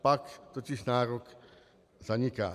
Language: Czech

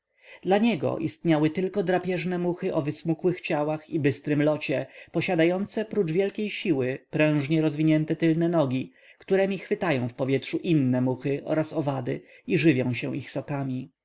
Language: Polish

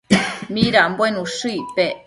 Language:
Matsés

